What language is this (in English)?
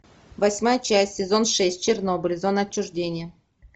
Russian